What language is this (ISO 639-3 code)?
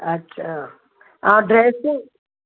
snd